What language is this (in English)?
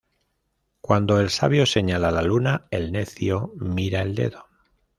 Spanish